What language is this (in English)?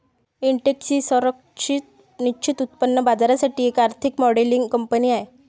Marathi